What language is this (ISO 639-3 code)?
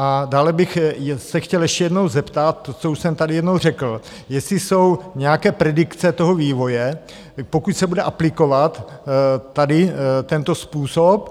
ces